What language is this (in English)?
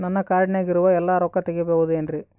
Kannada